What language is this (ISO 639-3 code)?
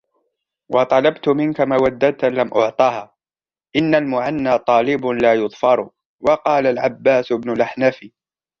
ara